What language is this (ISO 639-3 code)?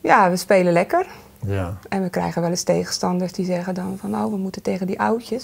nld